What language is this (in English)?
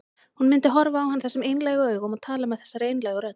Icelandic